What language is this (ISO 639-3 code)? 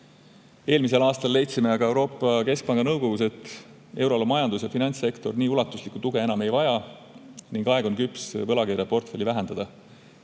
est